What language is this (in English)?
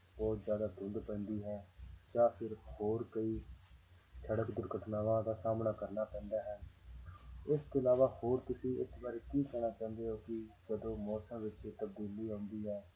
Punjabi